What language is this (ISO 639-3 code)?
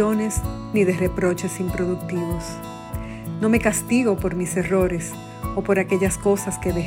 spa